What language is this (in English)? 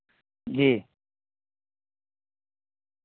Urdu